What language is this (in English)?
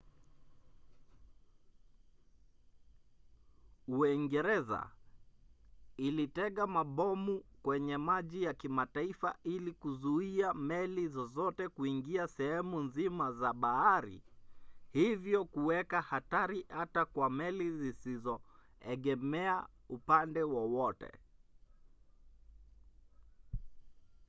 Swahili